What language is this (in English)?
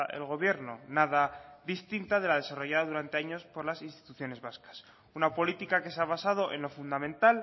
Spanish